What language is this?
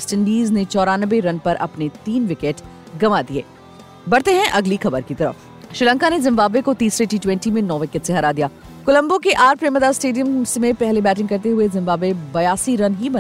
Hindi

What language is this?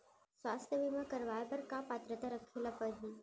Chhattisgarhi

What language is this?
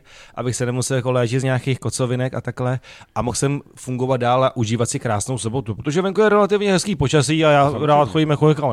Czech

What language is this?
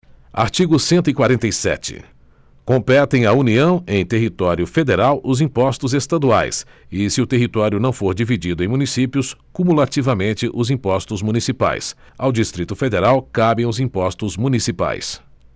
Portuguese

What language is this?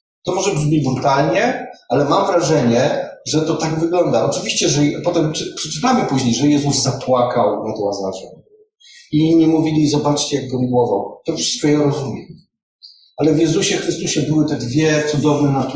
Polish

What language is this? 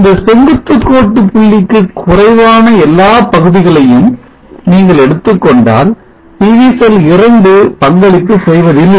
Tamil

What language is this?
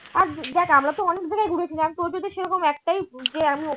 Bangla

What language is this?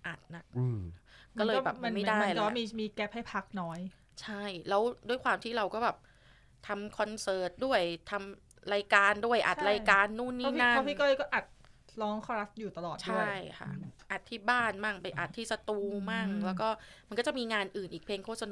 Thai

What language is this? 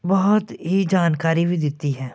Punjabi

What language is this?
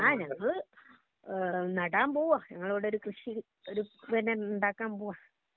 Malayalam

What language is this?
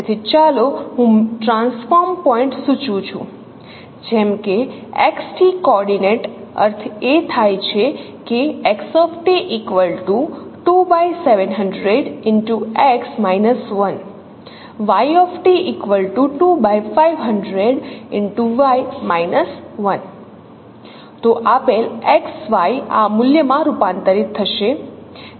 Gujarati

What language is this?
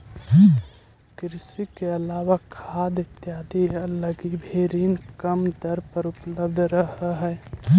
Magahi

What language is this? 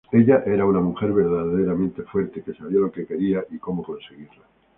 Spanish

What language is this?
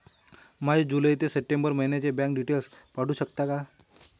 Marathi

